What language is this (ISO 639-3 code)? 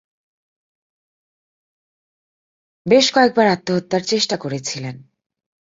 ben